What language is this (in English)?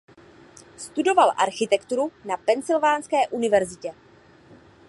Czech